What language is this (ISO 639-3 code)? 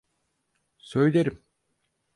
tur